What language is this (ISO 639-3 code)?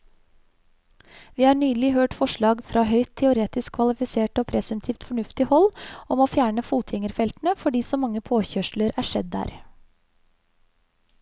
nor